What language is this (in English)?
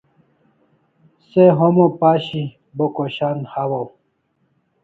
Kalasha